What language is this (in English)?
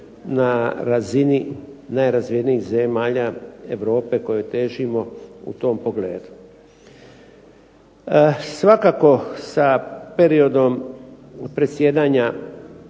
Croatian